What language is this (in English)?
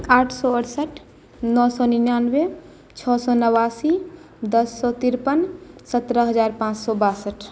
Maithili